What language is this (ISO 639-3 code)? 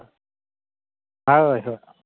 sat